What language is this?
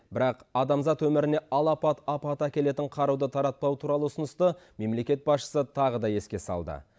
Kazakh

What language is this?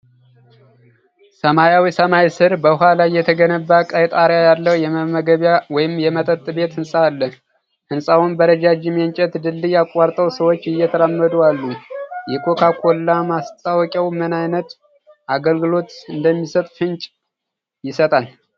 Amharic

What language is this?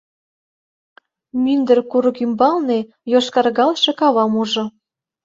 Mari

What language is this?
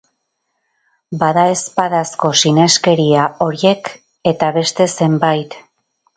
Basque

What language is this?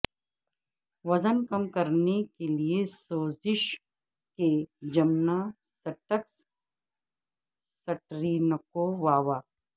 Urdu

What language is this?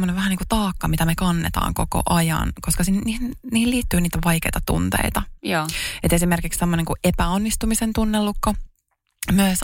Finnish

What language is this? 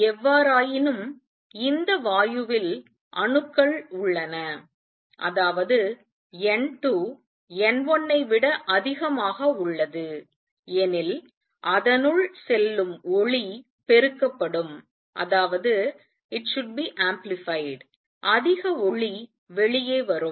Tamil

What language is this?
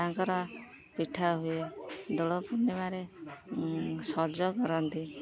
Odia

